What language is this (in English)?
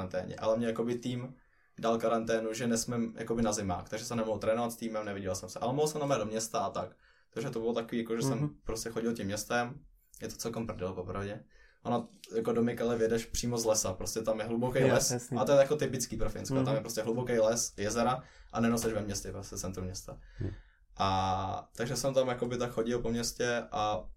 Czech